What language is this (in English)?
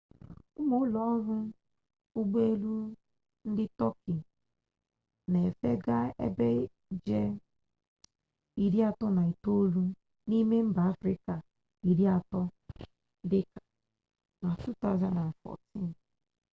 Igbo